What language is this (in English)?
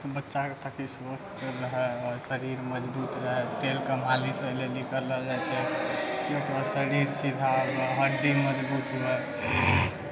Maithili